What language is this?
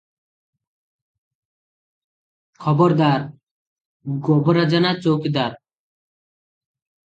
Odia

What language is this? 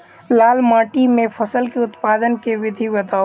Maithili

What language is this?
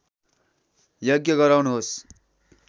Nepali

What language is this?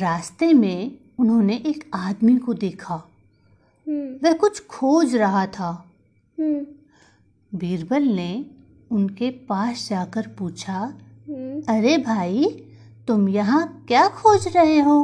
Hindi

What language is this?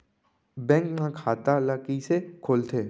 Chhattisgarhi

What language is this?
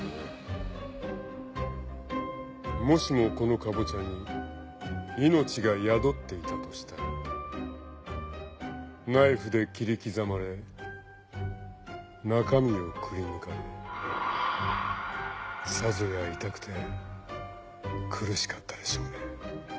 Japanese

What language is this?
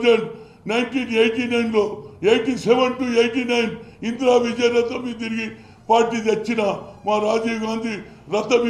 Turkish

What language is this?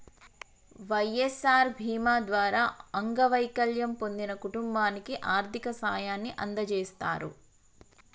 Telugu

